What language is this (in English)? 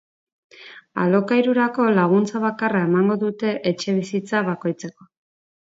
Basque